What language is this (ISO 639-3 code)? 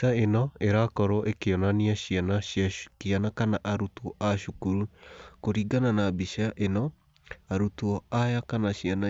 kik